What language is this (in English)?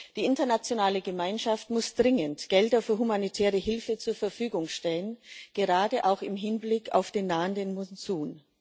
German